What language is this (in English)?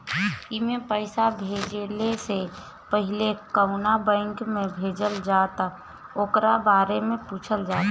Bhojpuri